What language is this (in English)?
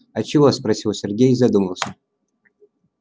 Russian